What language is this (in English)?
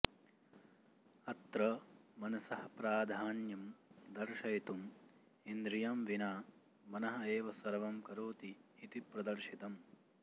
Sanskrit